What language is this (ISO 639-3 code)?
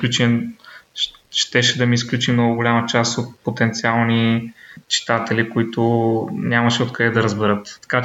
bul